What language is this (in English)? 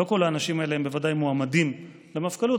Hebrew